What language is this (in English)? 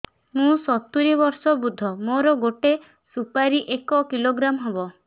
Odia